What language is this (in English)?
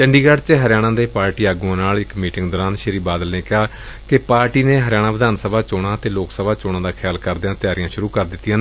Punjabi